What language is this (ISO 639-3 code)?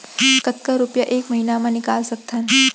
hne